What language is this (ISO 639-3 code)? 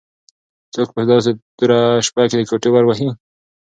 pus